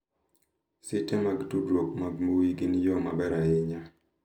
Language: Luo (Kenya and Tanzania)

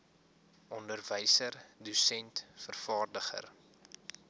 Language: Afrikaans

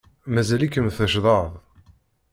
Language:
Kabyle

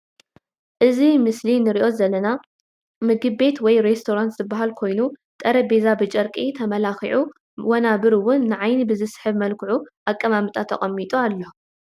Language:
Tigrinya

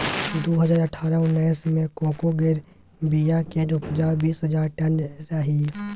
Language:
Maithili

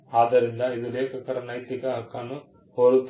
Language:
Kannada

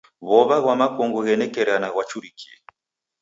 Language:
Taita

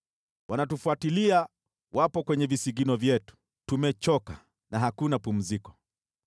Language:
Swahili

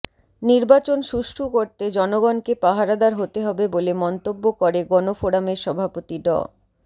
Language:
Bangla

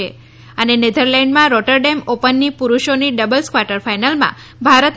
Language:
Gujarati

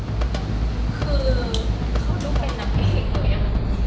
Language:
Thai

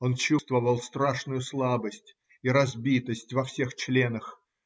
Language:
Russian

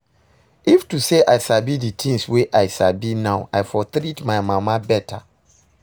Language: Nigerian Pidgin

